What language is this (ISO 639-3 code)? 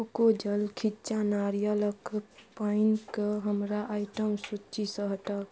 mai